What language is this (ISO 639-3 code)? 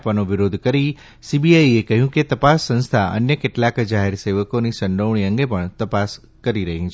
guj